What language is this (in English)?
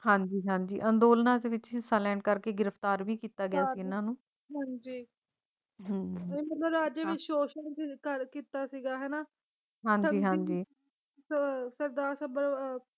Punjabi